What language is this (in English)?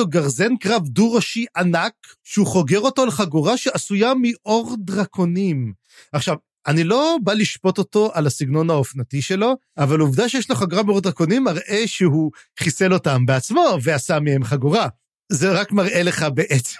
Hebrew